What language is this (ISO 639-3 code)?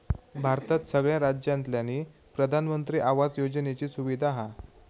mar